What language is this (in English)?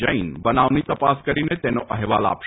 Gujarati